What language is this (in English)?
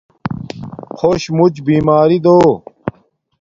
Domaaki